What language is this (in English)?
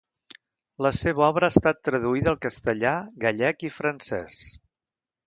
Catalan